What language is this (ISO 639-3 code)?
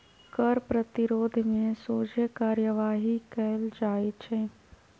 mag